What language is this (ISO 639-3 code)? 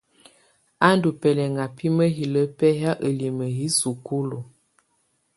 tvu